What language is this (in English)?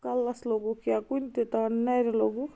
Kashmiri